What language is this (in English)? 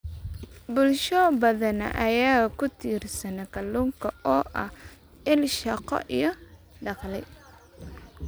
Somali